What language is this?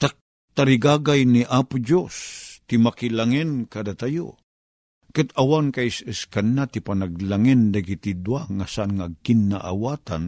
Filipino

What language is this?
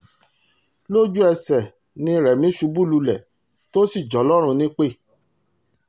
Yoruba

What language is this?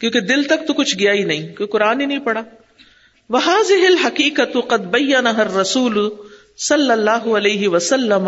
Urdu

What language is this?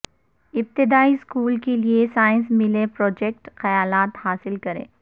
Urdu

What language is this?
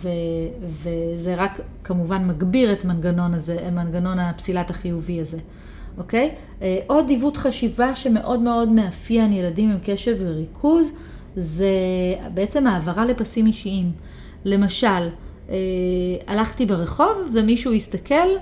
Hebrew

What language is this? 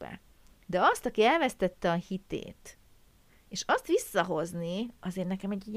Hungarian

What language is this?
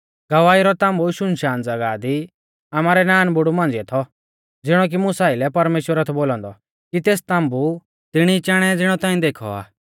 Mahasu Pahari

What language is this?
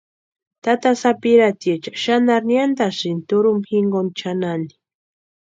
Western Highland Purepecha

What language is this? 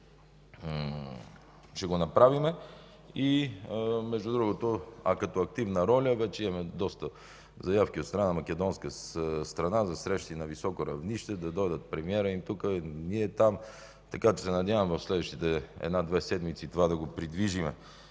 Bulgarian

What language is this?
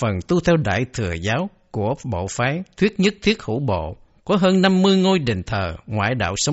Vietnamese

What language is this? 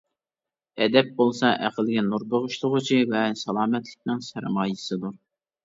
Uyghur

